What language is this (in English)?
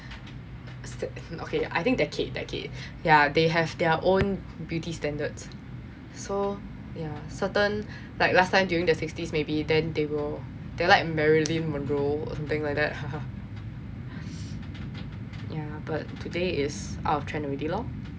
English